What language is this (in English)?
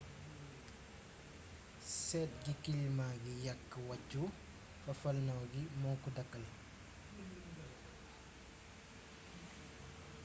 Wolof